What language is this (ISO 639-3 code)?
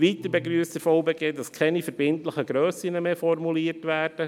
gsw